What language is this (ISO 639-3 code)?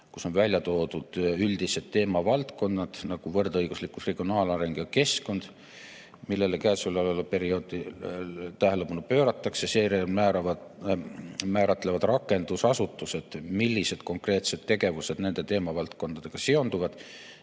est